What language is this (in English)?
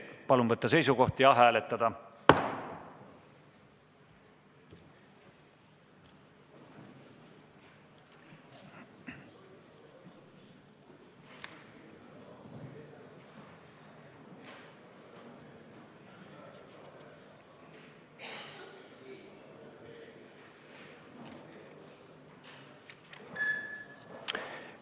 Estonian